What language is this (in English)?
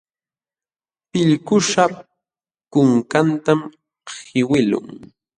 Jauja Wanca Quechua